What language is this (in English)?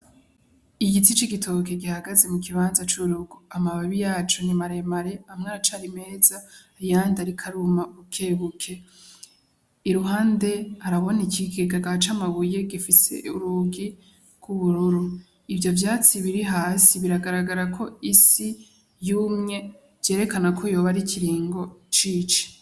Rundi